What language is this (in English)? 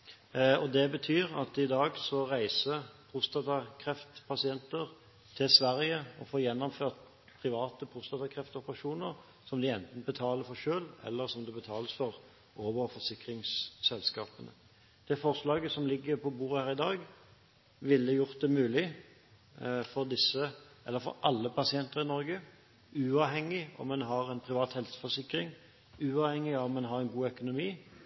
Norwegian Bokmål